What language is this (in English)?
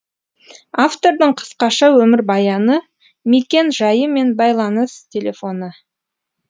Kazakh